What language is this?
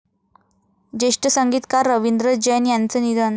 Marathi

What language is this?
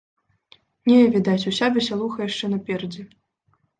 Belarusian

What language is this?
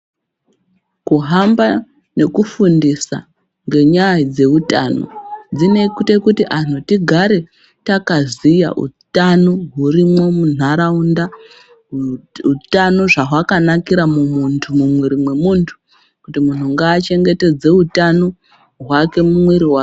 Ndau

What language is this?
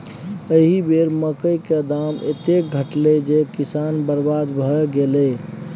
Maithili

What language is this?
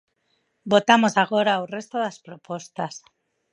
Galician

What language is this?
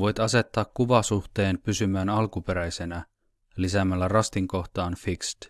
Finnish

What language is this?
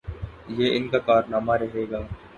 Urdu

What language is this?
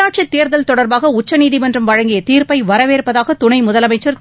Tamil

